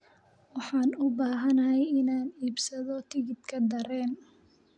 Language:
Somali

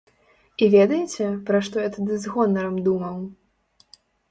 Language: Belarusian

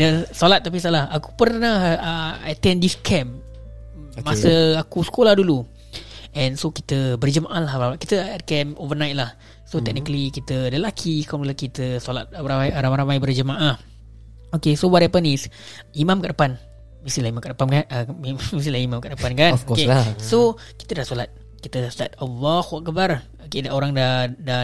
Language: Malay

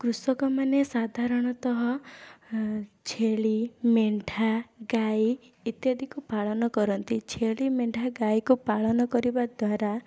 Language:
Odia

